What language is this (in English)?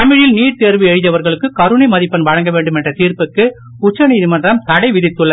Tamil